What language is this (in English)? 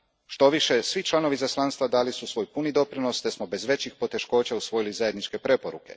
Croatian